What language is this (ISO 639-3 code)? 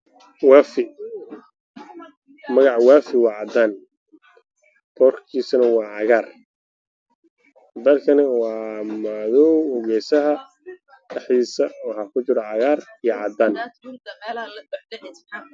som